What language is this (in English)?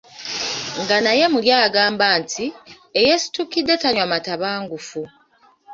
Ganda